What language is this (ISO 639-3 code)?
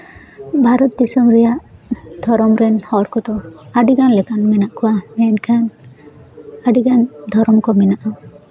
sat